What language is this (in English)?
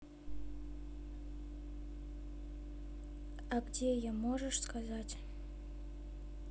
Russian